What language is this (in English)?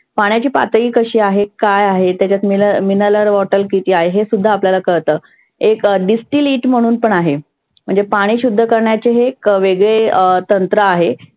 Marathi